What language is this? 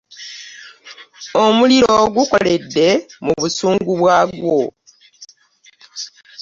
Ganda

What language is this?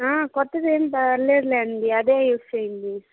Telugu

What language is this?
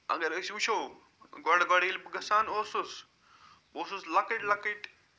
Kashmiri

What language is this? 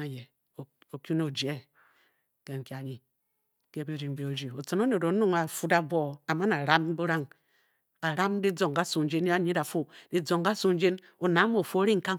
Bokyi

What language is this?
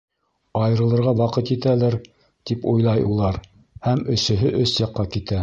Bashkir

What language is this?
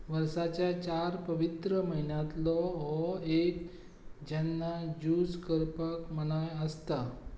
Konkani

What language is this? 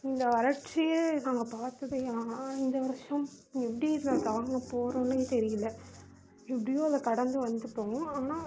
Tamil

